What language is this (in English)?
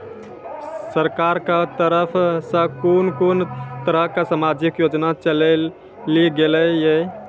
Maithili